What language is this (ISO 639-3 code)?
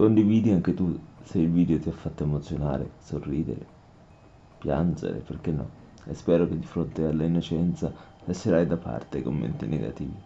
ita